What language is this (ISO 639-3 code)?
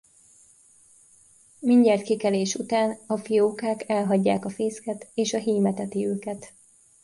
hun